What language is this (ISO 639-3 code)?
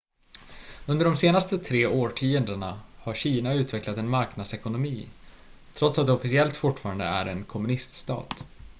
swe